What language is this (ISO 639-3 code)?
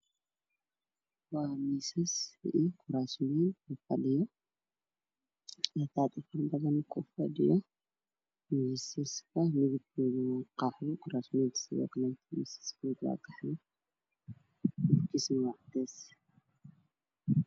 som